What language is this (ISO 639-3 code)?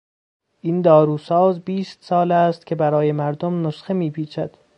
fas